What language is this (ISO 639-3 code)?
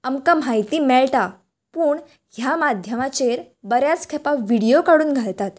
kok